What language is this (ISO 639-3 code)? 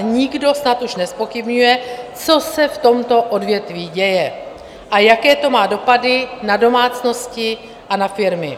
ces